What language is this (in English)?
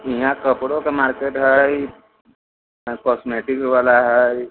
Maithili